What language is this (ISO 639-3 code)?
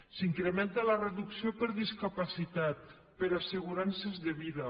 cat